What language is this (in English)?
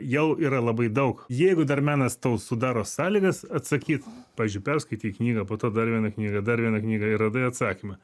Lithuanian